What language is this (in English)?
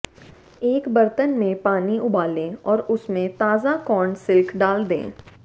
Hindi